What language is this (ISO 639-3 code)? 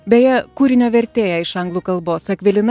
lit